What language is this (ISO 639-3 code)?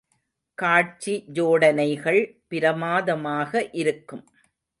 tam